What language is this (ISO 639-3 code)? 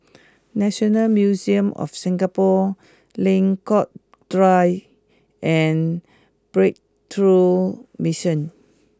eng